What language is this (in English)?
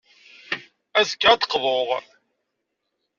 Kabyle